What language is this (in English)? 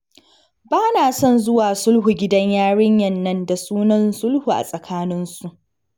Hausa